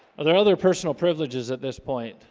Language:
English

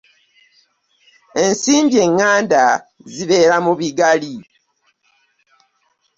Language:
Ganda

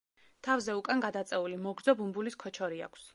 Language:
Georgian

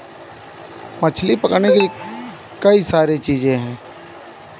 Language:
Hindi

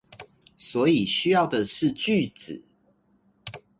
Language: Chinese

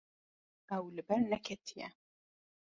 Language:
Kurdish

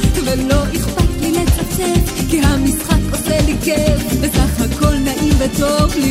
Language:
Hebrew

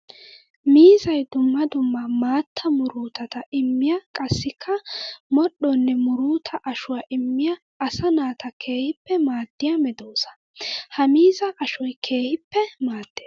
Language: Wolaytta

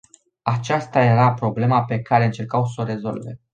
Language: Romanian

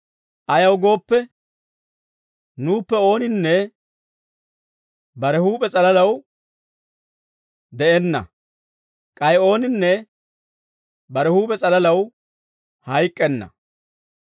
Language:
Dawro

